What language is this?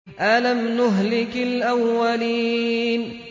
Arabic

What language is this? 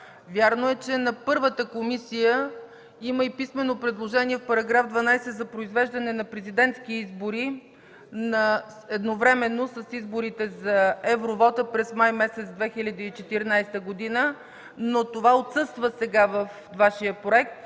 Bulgarian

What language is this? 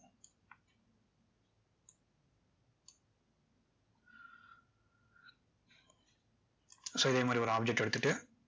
Tamil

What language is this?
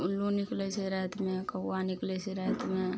Maithili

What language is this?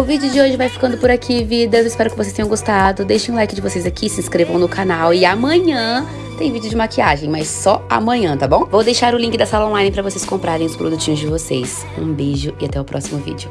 Portuguese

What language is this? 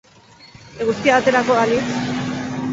Basque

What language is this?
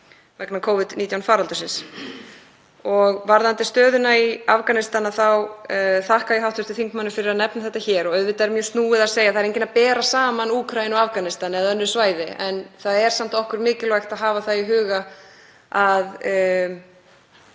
Icelandic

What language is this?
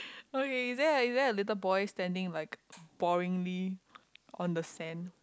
English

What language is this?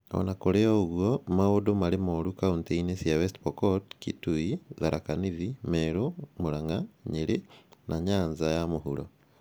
Kikuyu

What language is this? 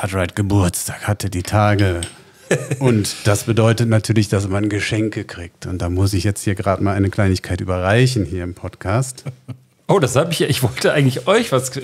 German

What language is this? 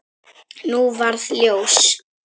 Icelandic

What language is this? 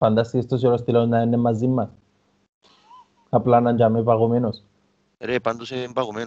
Greek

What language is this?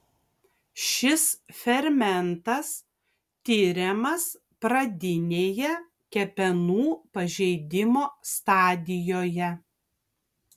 Lithuanian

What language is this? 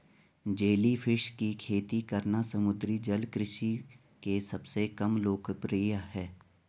Hindi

